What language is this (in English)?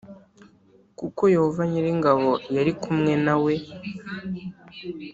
Kinyarwanda